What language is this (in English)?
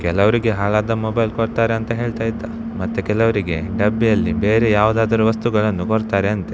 Kannada